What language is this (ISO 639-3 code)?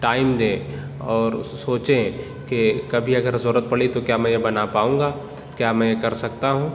urd